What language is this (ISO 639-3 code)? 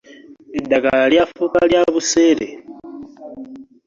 lug